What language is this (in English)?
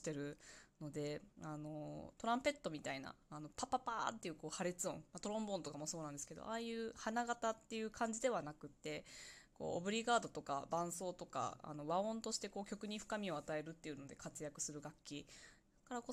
Japanese